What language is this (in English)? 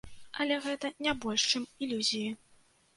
Belarusian